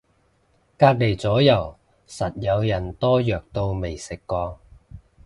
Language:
Cantonese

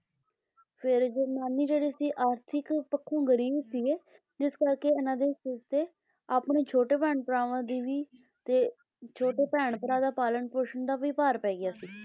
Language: Punjabi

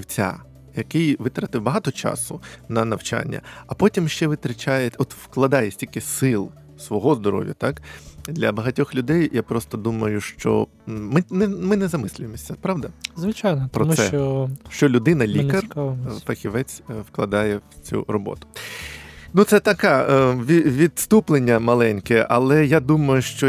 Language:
Ukrainian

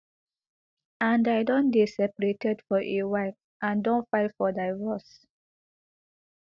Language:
Nigerian Pidgin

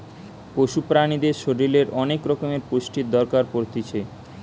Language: Bangla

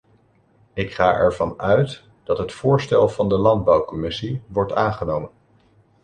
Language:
Dutch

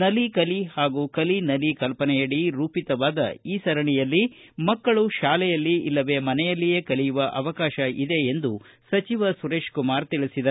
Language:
Kannada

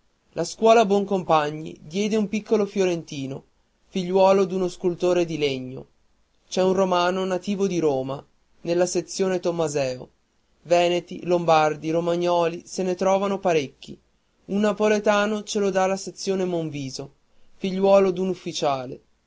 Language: Italian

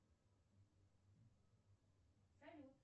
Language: Russian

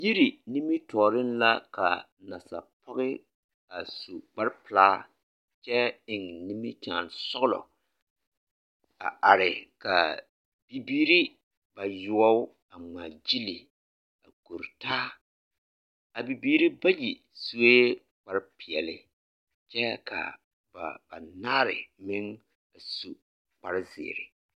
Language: Southern Dagaare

